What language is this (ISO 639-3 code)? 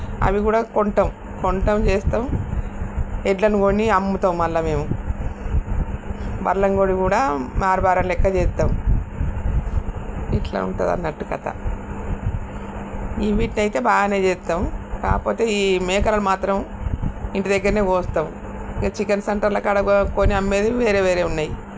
tel